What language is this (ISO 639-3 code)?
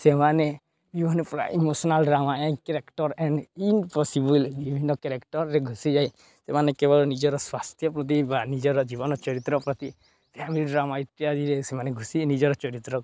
ori